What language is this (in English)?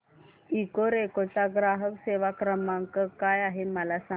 Marathi